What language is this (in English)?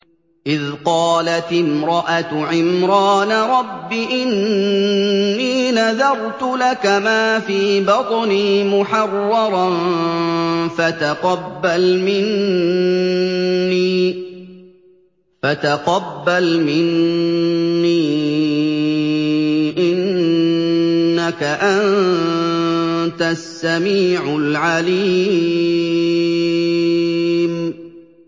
Arabic